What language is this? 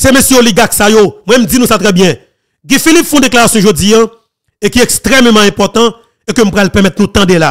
French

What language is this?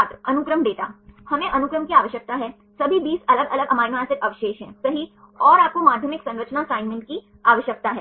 Hindi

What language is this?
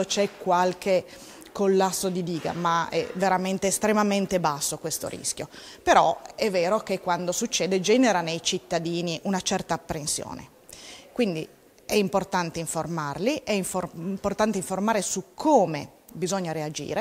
Italian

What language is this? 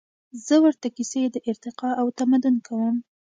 Pashto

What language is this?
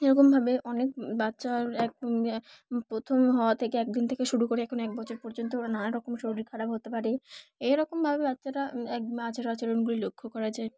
Bangla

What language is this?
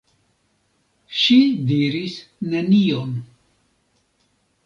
Esperanto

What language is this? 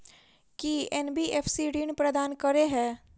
Maithili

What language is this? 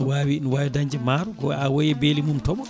Fula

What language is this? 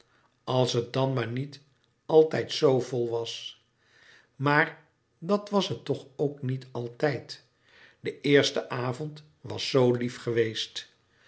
Dutch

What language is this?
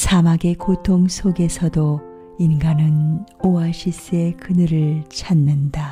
Korean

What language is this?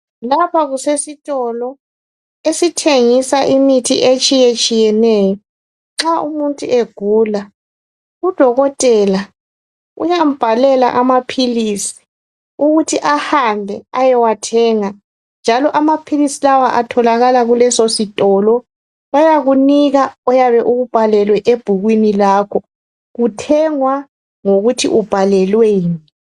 North Ndebele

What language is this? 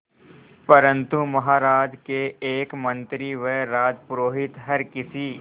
Hindi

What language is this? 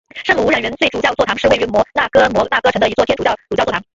Chinese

